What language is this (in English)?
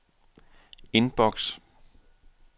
Danish